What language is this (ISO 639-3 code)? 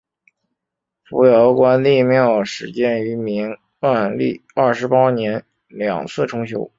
zho